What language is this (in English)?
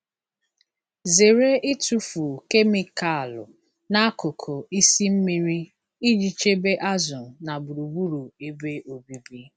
Igbo